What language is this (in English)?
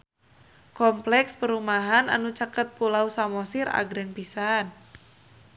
Sundanese